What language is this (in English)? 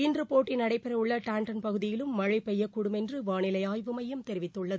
Tamil